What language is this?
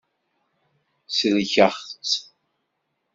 Kabyle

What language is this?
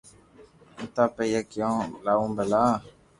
Loarki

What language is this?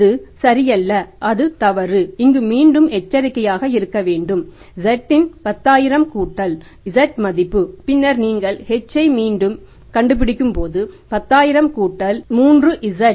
Tamil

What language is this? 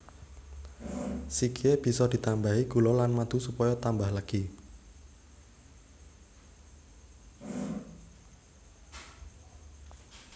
Javanese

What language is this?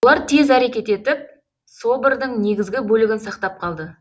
Kazakh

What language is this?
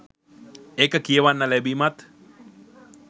Sinhala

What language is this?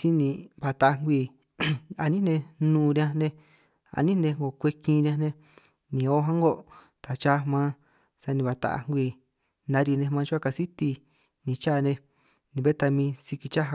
San Martín Itunyoso Triqui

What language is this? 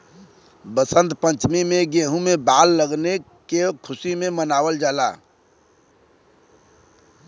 Bhojpuri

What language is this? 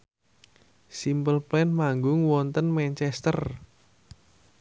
Javanese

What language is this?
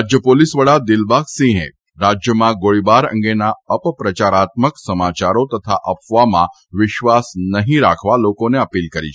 Gujarati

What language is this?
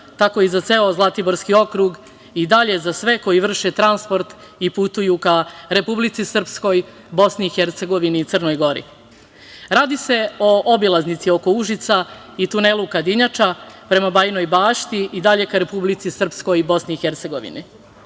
Serbian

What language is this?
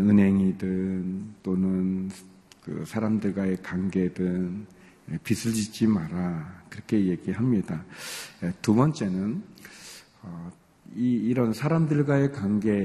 Korean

